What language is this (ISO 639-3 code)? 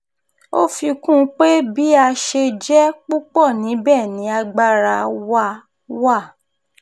yor